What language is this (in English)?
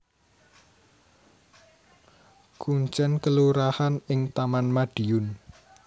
Javanese